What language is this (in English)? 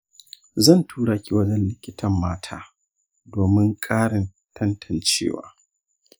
Hausa